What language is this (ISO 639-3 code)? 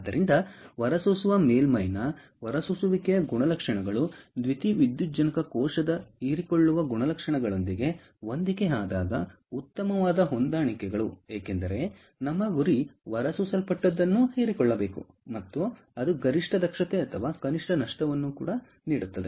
kan